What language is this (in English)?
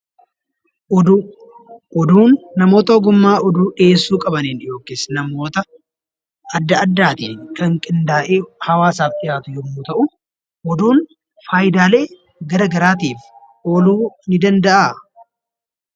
Oromo